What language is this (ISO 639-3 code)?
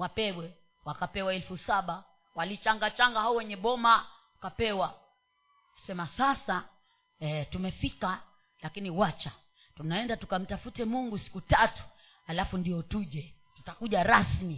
swa